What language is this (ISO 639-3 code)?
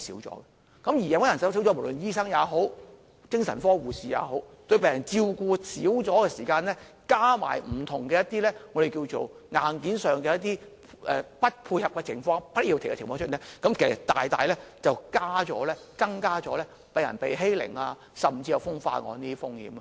yue